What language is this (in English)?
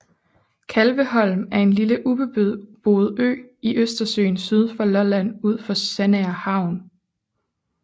Danish